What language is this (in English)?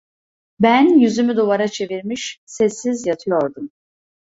Turkish